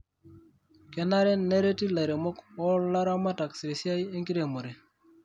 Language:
Masai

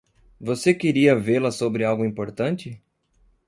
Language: Portuguese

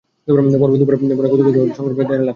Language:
Bangla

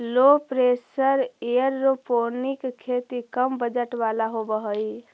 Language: Magahi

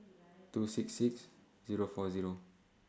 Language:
English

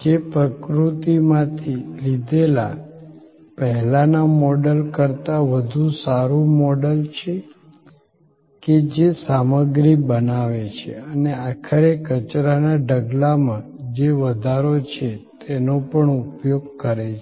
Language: Gujarati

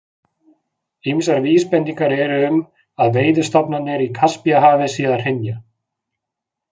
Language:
Icelandic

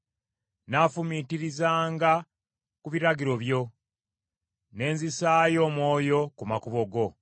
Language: Ganda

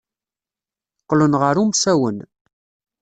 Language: Kabyle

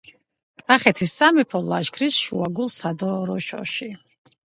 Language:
Georgian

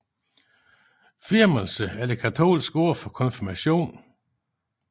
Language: Danish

